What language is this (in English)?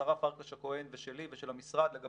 Hebrew